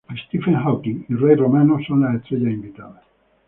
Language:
Spanish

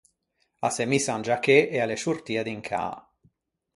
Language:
Ligurian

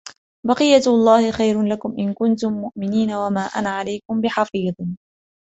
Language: Arabic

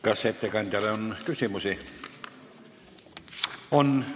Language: Estonian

